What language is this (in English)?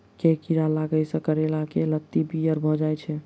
Maithili